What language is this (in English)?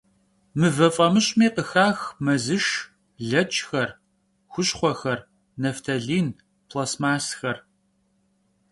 Kabardian